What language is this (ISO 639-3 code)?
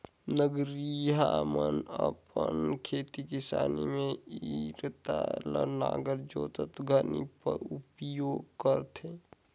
hne